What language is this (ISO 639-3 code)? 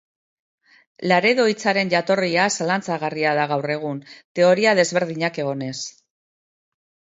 eus